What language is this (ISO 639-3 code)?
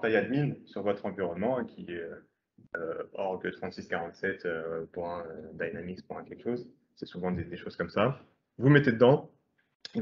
fra